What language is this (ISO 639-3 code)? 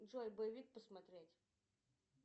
rus